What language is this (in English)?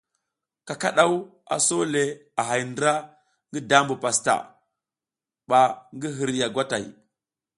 South Giziga